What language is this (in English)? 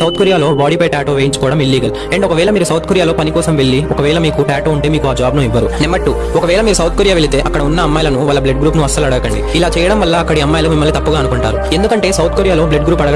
Telugu